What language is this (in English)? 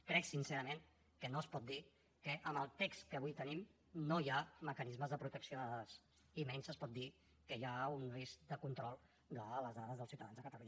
Catalan